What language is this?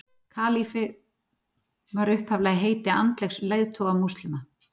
Icelandic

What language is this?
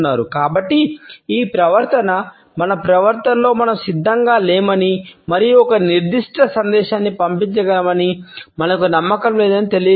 Telugu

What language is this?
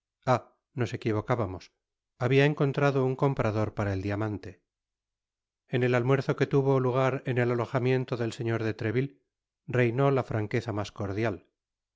Spanish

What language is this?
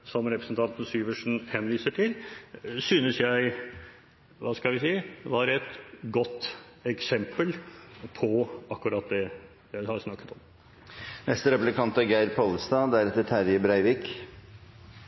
Norwegian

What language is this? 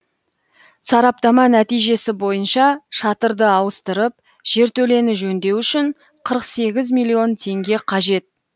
Kazakh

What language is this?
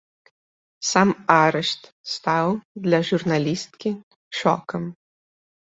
Belarusian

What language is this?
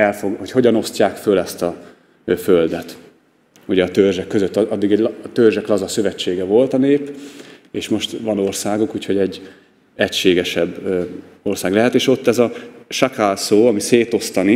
Hungarian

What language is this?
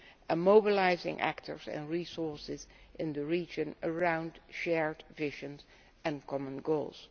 English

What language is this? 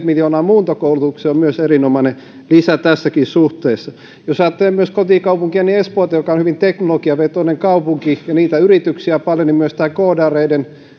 Finnish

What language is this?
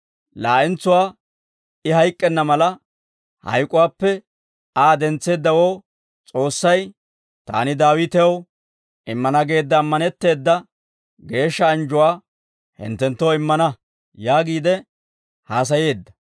Dawro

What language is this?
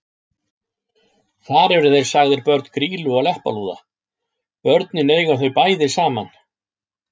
Icelandic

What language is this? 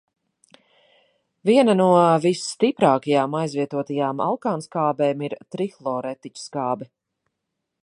Latvian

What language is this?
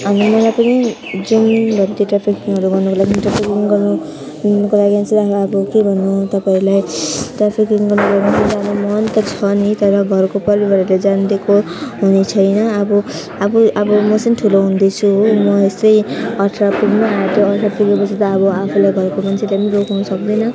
Nepali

